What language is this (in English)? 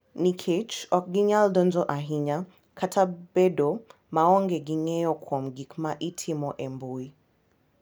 Luo (Kenya and Tanzania)